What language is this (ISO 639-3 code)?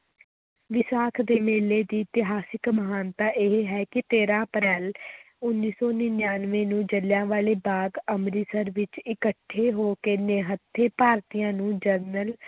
pan